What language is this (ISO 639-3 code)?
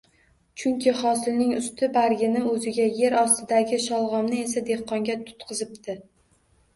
uzb